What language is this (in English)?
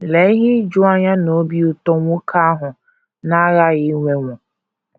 Igbo